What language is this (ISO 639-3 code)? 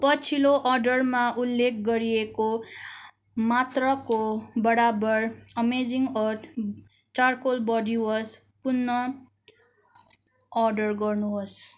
nep